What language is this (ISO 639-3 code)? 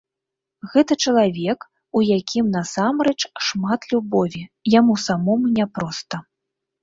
bel